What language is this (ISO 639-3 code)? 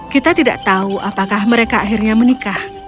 ind